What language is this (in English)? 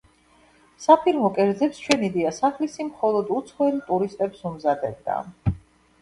Georgian